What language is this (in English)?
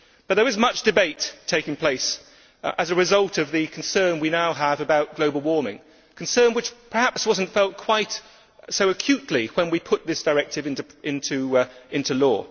English